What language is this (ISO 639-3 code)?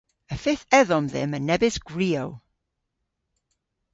cor